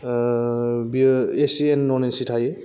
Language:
Bodo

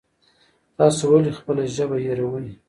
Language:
Pashto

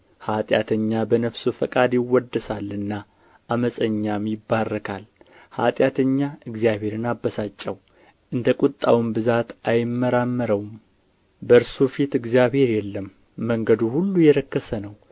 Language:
Amharic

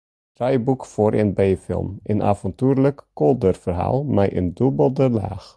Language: Western Frisian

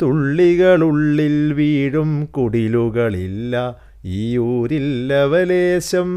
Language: Malayalam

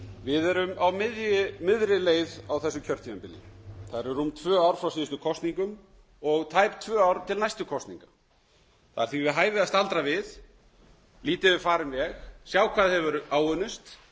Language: Icelandic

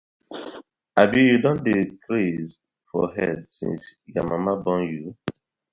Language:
Nigerian Pidgin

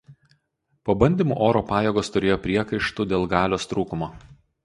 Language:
Lithuanian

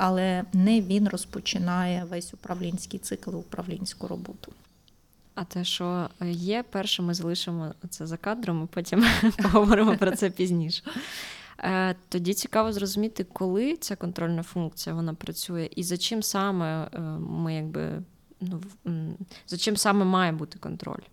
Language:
Ukrainian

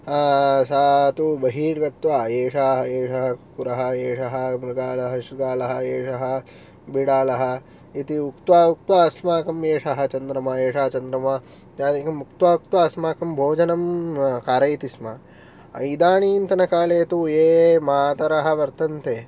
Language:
Sanskrit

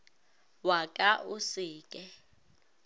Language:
Northern Sotho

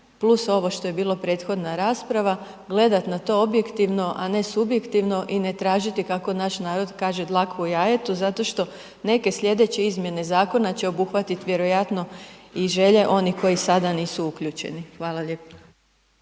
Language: Croatian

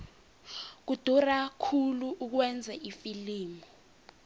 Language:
South Ndebele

